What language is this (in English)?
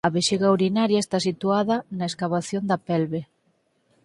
Galician